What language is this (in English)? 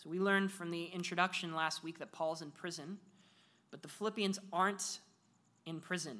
English